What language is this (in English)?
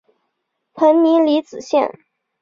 Chinese